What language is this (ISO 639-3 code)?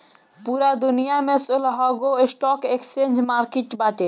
bho